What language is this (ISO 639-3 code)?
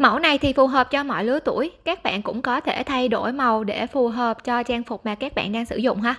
vie